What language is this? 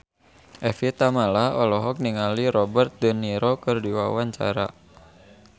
Sundanese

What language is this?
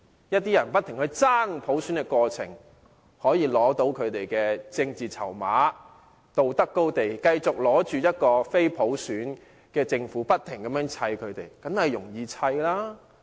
Cantonese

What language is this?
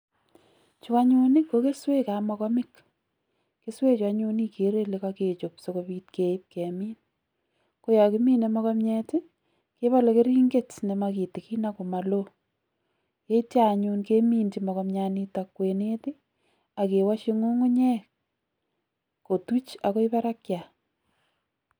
Kalenjin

